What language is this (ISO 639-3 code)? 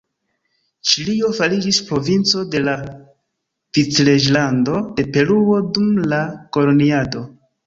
epo